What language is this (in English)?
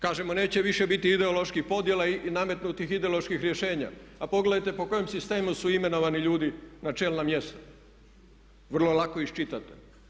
Croatian